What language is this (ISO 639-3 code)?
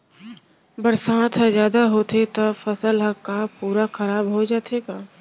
hne